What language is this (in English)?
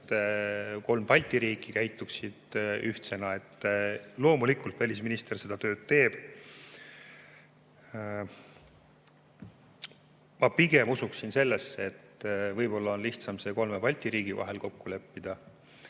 Estonian